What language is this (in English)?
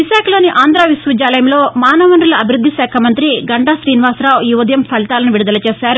Telugu